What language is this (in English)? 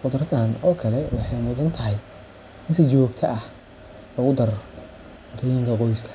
Somali